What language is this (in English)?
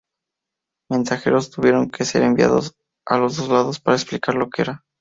Spanish